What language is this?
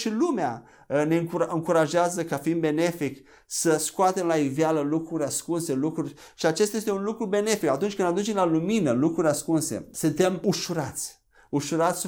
Romanian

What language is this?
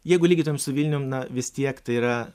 Lithuanian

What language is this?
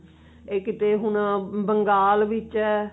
Punjabi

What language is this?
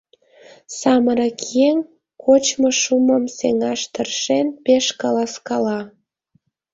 Mari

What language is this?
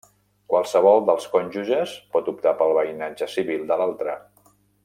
Catalan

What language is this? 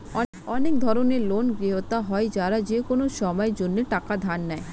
Bangla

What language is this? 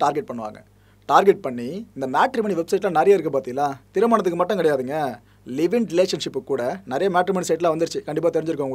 Korean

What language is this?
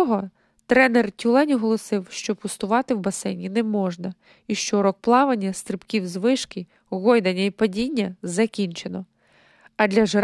Ukrainian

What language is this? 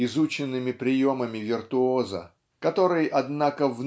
Russian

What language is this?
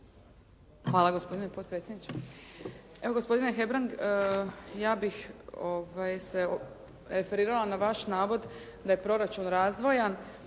Croatian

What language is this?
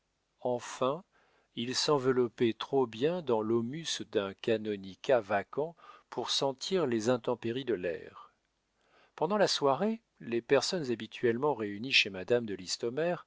French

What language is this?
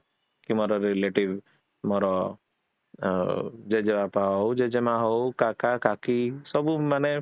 Odia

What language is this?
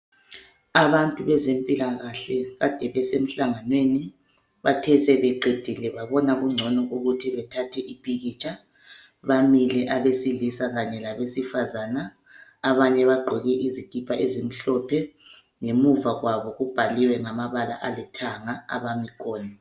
North Ndebele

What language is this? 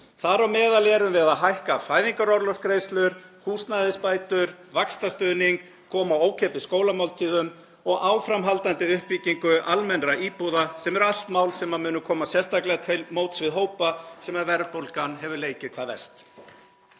Icelandic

